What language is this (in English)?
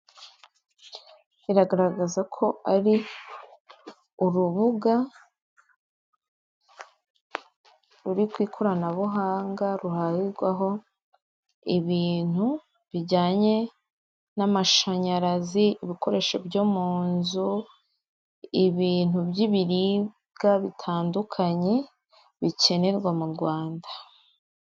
Kinyarwanda